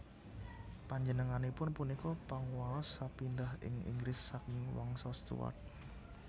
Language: Javanese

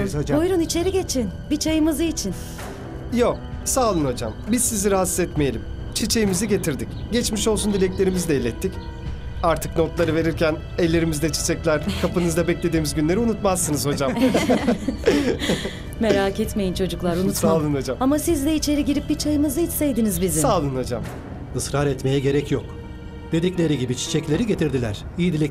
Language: Turkish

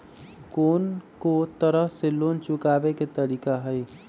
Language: Magahi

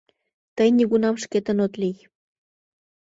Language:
Mari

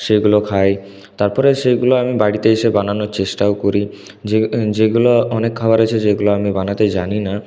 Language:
Bangla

